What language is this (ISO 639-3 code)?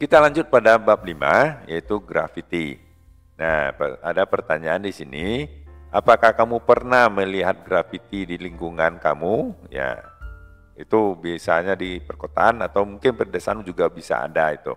ind